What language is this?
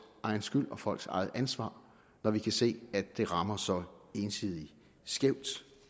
Danish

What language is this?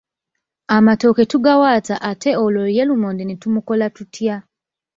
Ganda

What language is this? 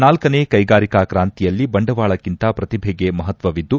Kannada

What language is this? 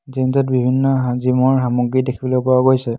Assamese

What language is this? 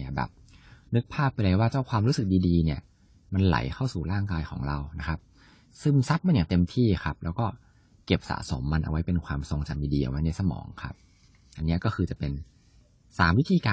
Thai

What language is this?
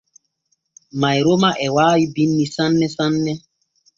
Borgu Fulfulde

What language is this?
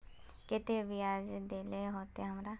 Magahi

